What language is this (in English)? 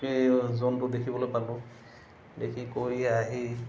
Assamese